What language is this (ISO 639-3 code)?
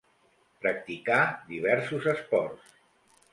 cat